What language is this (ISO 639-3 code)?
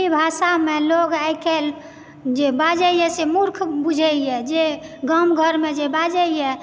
mai